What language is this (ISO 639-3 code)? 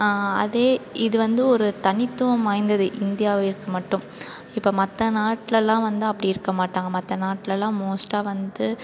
tam